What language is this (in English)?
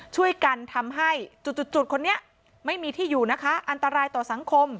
Thai